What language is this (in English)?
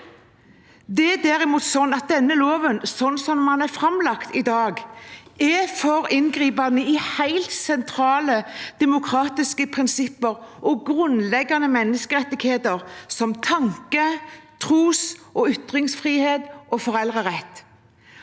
Norwegian